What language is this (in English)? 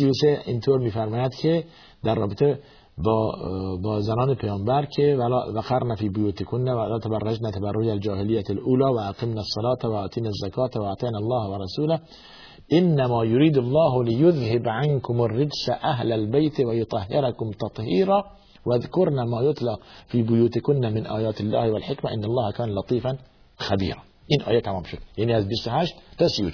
Persian